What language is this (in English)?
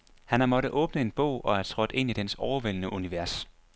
Danish